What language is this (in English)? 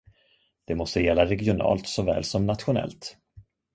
Swedish